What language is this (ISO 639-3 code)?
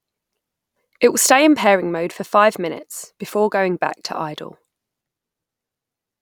eng